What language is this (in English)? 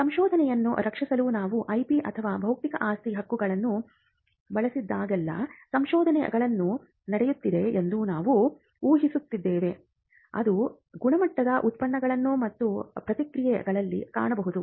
Kannada